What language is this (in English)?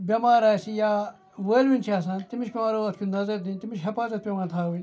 Kashmiri